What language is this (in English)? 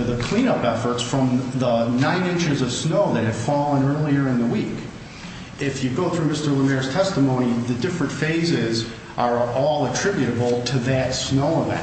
English